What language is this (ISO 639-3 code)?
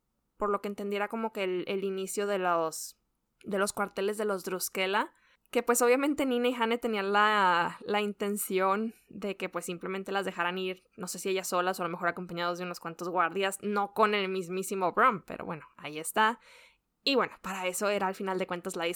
spa